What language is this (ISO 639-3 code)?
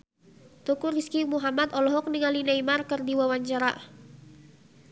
sun